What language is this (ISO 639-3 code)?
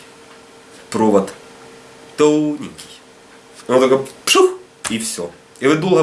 rus